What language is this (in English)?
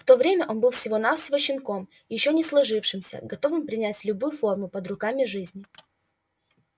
Russian